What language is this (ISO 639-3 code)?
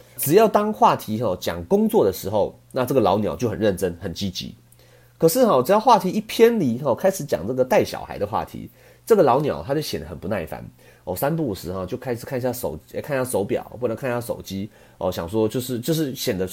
zho